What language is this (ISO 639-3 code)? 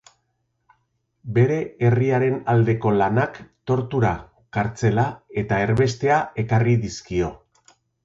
eus